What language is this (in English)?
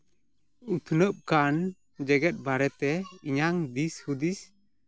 Santali